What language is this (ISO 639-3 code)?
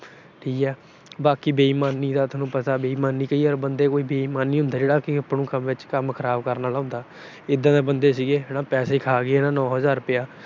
pan